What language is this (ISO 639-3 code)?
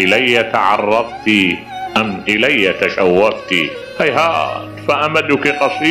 ara